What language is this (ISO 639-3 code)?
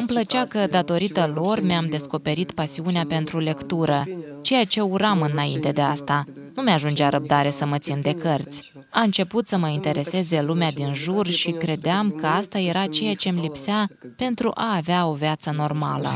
ron